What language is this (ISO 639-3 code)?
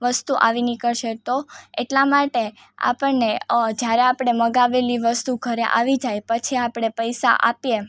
guj